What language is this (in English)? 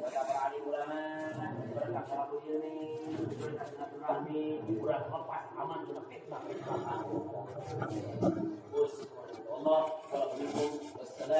Indonesian